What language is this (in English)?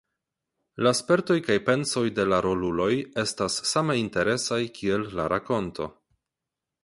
Esperanto